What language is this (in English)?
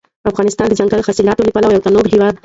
Pashto